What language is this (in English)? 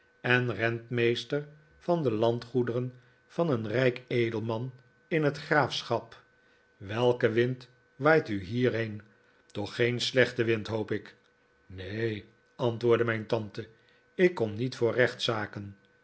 Dutch